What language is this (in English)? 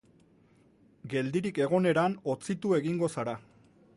Basque